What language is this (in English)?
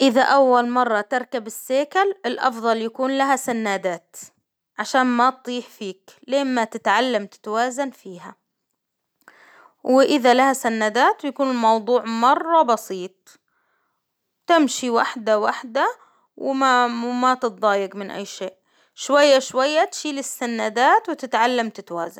Hijazi Arabic